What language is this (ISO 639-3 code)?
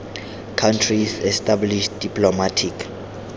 tsn